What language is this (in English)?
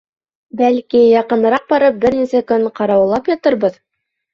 Bashkir